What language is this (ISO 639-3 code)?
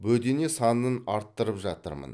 kaz